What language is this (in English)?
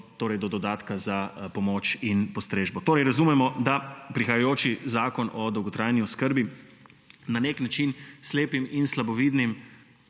Slovenian